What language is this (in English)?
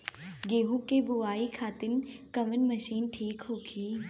Bhojpuri